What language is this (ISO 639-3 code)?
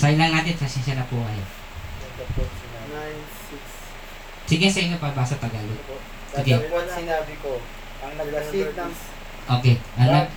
fil